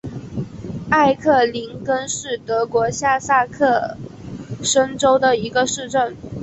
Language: Chinese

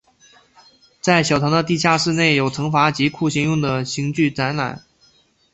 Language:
Chinese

